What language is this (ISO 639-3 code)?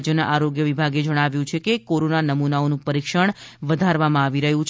guj